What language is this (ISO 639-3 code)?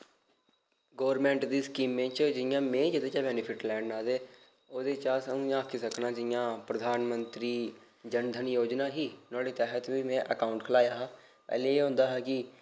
doi